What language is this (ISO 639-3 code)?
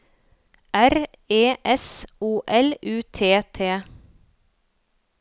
nor